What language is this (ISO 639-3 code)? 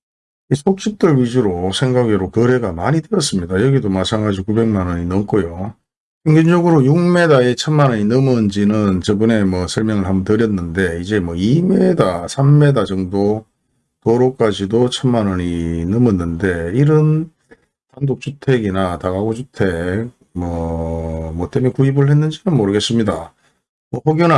kor